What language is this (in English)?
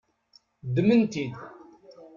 Kabyle